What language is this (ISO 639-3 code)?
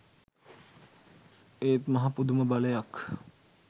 sin